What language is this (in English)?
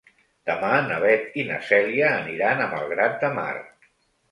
Catalan